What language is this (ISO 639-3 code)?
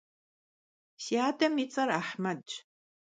kbd